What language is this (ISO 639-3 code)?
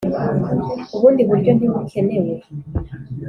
kin